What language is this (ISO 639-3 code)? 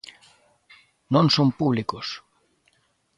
glg